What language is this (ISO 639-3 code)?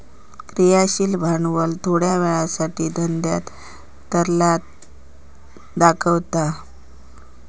mar